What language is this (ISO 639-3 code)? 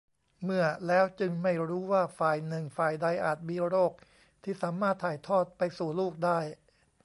tha